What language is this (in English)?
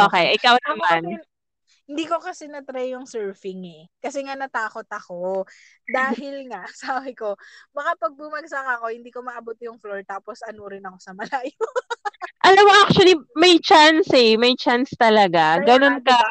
Filipino